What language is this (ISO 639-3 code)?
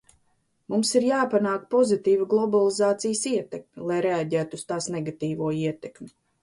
lav